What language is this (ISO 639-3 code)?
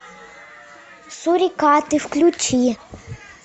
rus